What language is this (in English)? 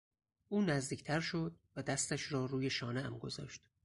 Persian